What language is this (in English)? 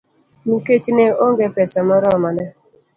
Luo (Kenya and Tanzania)